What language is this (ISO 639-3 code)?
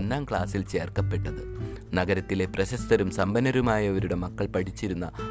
mal